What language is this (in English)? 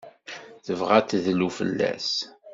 Kabyle